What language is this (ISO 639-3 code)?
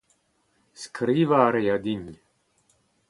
bre